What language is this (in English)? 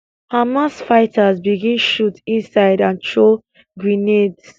Nigerian Pidgin